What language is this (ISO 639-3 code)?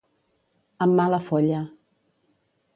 cat